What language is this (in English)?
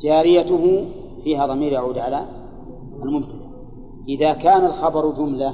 Arabic